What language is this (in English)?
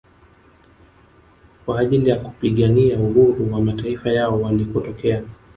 Swahili